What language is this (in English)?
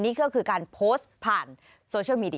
Thai